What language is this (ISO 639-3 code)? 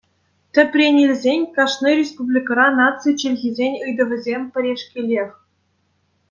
chv